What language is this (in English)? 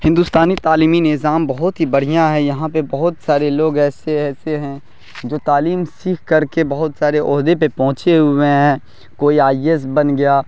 Urdu